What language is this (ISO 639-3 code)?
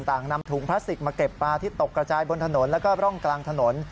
tha